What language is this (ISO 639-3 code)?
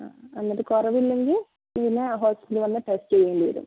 mal